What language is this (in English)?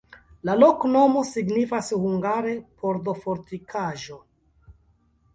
Esperanto